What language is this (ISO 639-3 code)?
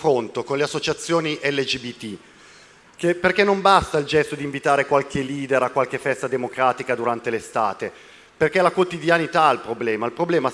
ita